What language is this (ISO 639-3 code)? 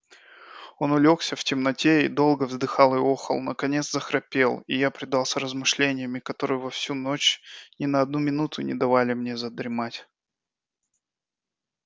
rus